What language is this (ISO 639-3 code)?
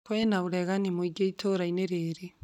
kik